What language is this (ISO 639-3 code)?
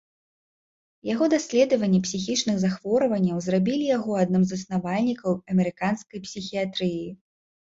bel